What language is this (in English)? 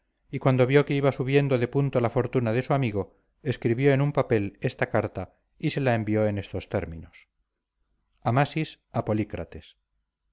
Spanish